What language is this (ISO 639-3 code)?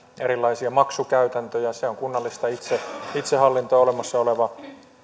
fin